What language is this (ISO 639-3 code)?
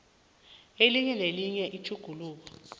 nbl